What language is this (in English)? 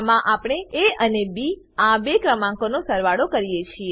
Gujarati